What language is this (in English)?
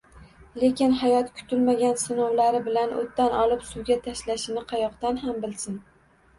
Uzbek